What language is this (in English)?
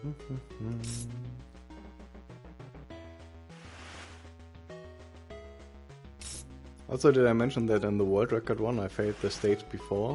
English